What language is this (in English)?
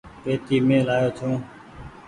Goaria